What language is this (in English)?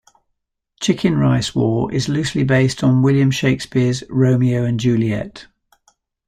English